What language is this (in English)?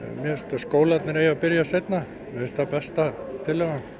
Icelandic